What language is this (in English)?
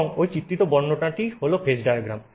Bangla